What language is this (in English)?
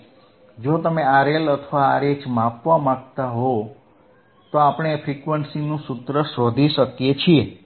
Gujarati